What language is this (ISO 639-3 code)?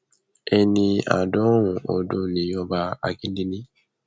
yor